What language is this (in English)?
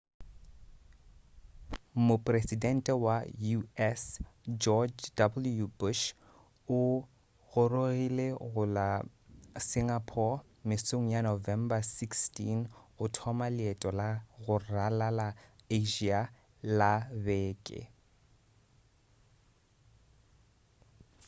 Northern Sotho